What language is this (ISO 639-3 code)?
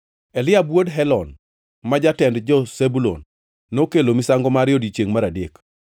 luo